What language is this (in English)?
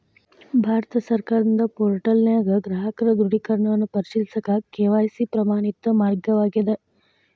Kannada